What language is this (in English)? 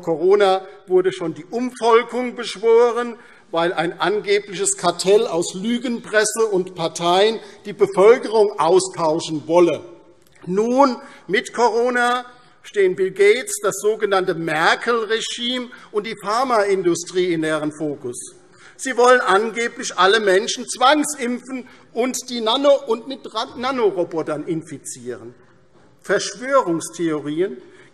German